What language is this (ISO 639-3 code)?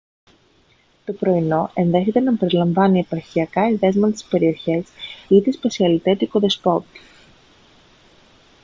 ell